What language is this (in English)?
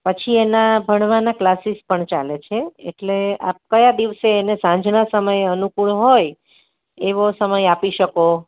Gujarati